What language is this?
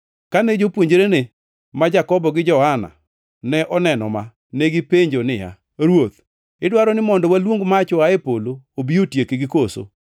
Luo (Kenya and Tanzania)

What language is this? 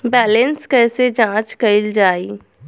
Bhojpuri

